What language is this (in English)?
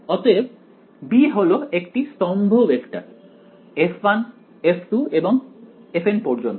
Bangla